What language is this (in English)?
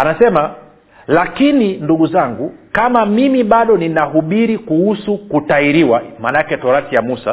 Swahili